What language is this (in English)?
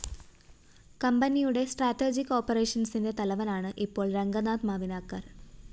Malayalam